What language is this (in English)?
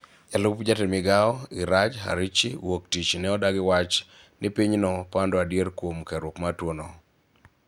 Luo (Kenya and Tanzania)